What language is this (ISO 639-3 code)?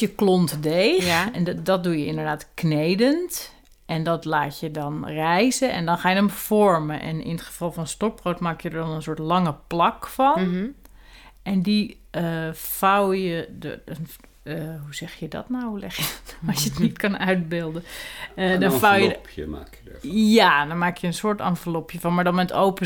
nld